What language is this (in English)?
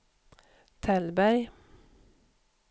Swedish